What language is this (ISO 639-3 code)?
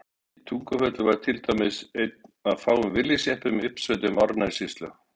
isl